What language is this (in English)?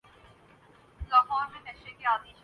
Urdu